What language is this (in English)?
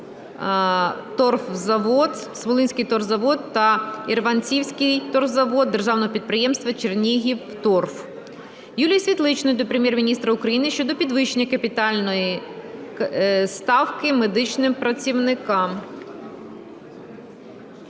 Ukrainian